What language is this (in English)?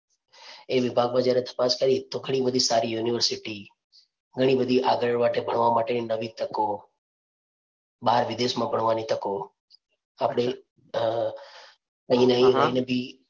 Gujarati